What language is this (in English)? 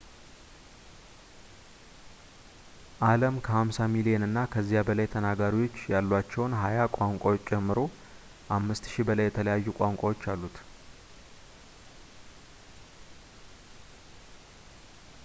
Amharic